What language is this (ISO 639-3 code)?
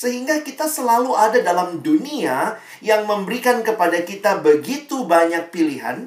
ind